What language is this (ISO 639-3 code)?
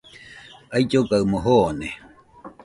hux